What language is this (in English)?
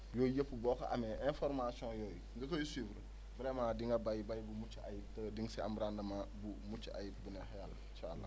Wolof